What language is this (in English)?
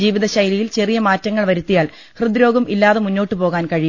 Malayalam